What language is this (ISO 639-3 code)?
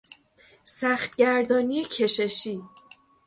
fas